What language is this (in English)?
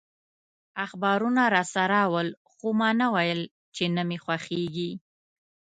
Pashto